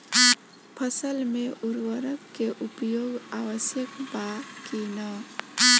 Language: Bhojpuri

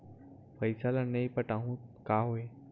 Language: Chhattisgarhi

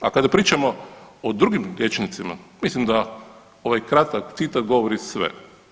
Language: Croatian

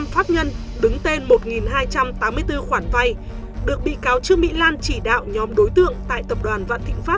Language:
Vietnamese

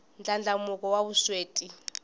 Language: Tsonga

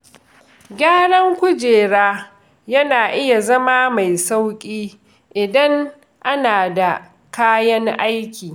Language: Hausa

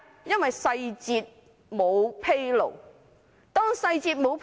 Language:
Cantonese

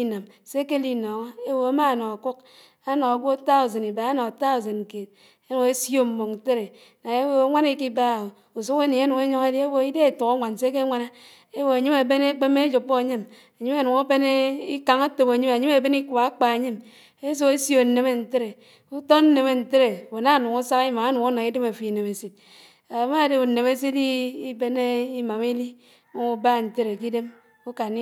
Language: Anaang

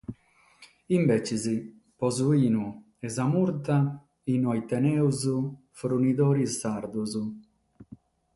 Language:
Sardinian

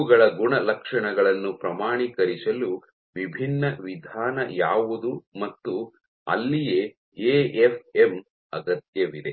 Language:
Kannada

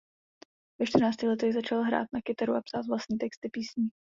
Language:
Czech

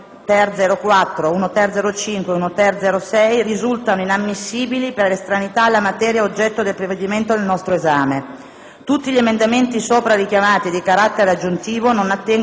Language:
Italian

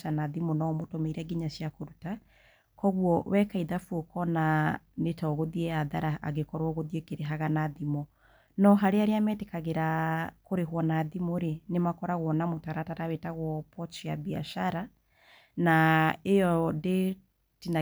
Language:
Kikuyu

